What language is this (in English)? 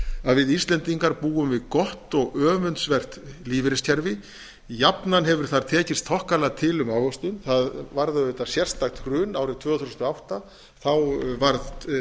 Icelandic